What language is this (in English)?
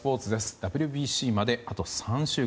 Japanese